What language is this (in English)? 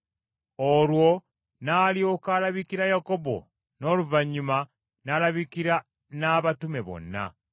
Ganda